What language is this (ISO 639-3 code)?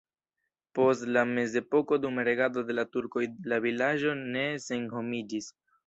epo